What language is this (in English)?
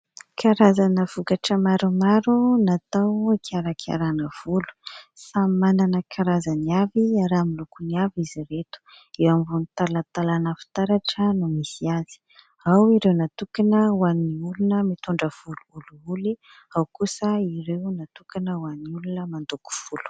Malagasy